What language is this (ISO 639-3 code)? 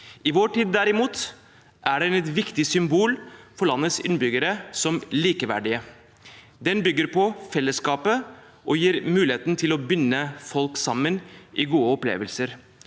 nor